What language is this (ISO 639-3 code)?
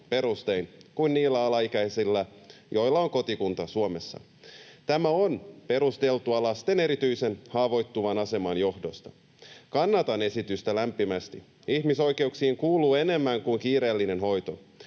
fin